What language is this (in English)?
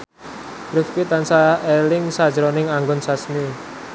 Javanese